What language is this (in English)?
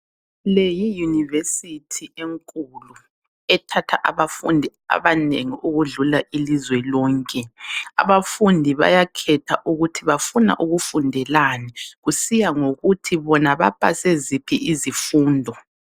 North Ndebele